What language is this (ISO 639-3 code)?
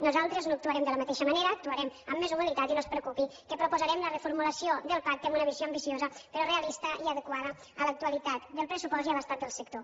cat